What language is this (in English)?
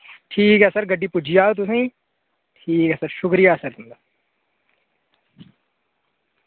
Dogri